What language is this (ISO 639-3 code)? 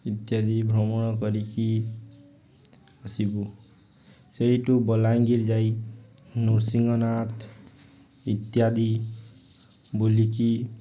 ori